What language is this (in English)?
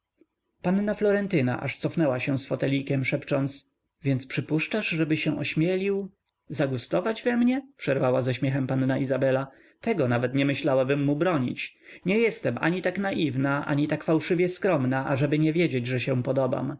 Polish